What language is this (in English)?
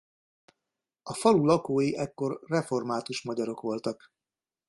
Hungarian